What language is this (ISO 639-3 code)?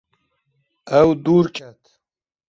kur